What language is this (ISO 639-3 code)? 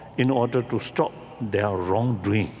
eng